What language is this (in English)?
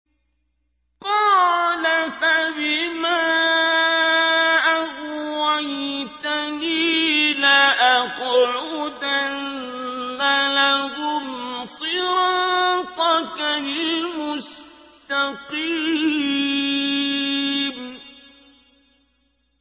Arabic